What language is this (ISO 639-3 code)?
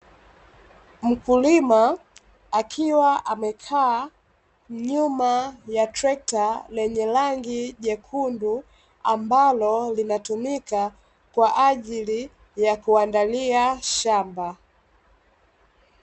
swa